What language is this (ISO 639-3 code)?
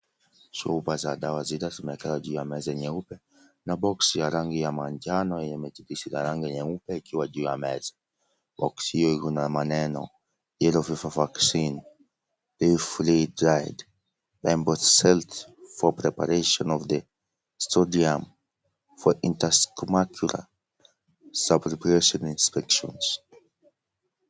swa